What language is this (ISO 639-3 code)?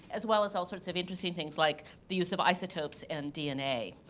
eng